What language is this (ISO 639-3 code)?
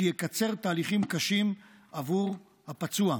heb